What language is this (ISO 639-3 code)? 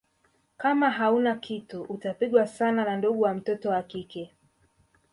swa